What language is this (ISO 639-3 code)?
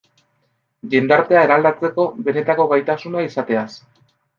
eus